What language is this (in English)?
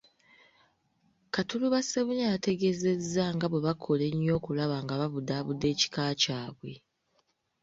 Ganda